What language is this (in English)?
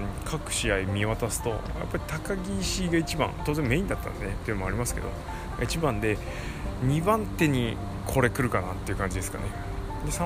Japanese